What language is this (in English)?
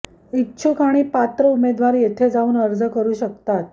Marathi